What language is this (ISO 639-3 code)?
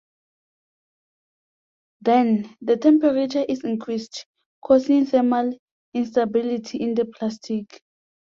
eng